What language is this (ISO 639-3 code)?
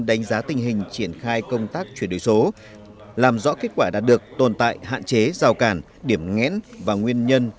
vie